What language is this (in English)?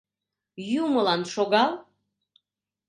Mari